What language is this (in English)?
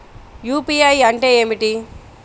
Telugu